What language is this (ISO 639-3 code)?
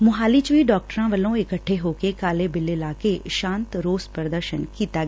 pan